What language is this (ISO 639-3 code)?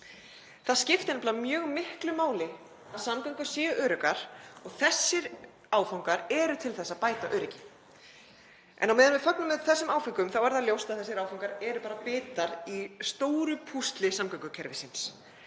isl